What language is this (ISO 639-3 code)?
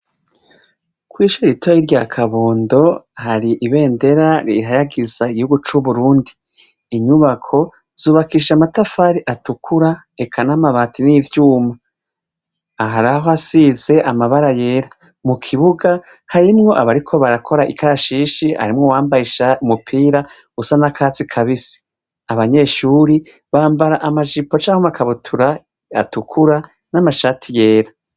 run